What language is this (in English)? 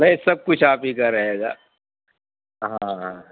Urdu